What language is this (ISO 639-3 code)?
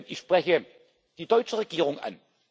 deu